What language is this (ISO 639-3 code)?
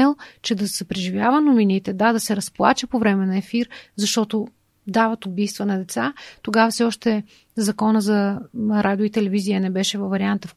bul